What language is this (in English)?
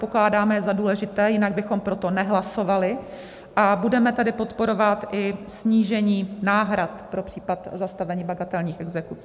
Czech